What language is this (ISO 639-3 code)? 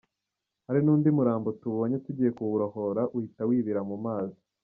kin